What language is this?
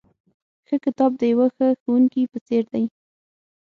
Pashto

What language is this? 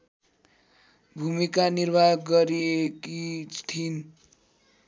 Nepali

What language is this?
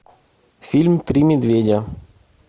Russian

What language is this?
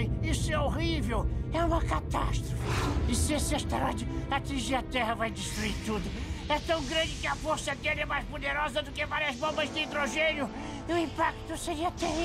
Portuguese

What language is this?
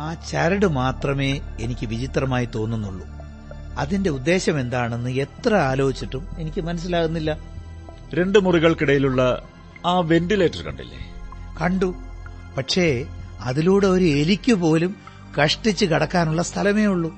Malayalam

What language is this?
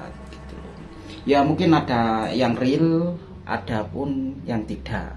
Indonesian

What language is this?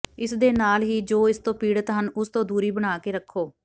Punjabi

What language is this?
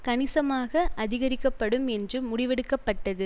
Tamil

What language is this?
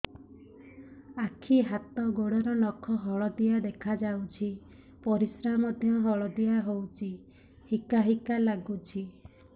Odia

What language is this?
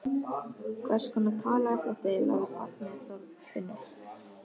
Icelandic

